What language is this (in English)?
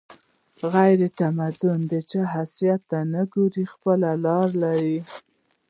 Pashto